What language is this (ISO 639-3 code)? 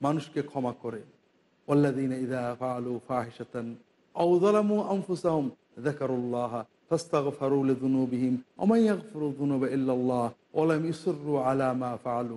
tur